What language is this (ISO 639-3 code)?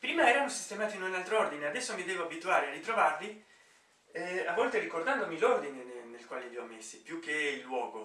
ita